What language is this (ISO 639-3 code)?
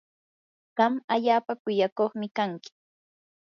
qur